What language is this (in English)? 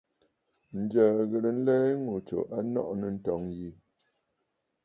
Bafut